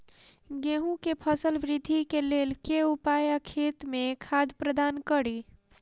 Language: Maithili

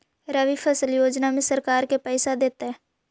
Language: Magahi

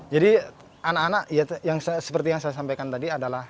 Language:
Indonesian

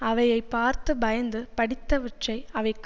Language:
Tamil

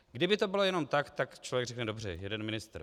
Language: Czech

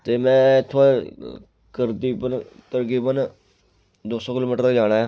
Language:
Dogri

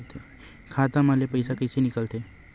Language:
Chhattisgarhi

